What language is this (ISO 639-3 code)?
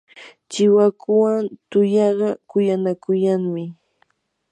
qur